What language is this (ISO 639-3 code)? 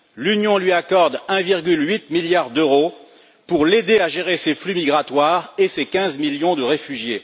fra